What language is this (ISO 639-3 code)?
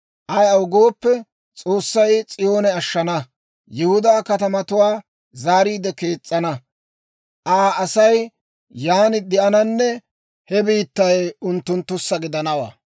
dwr